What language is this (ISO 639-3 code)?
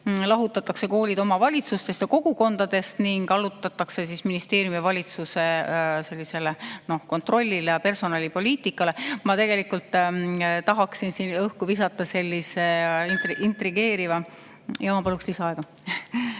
est